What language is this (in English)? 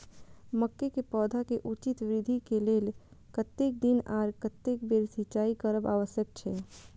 Maithili